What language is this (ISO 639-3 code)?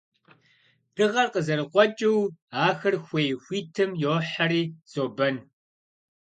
kbd